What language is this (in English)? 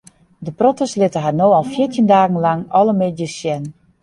Western Frisian